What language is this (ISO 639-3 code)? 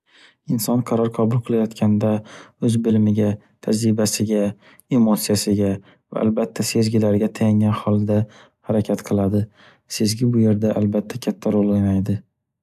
uzb